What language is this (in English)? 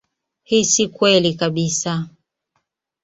Swahili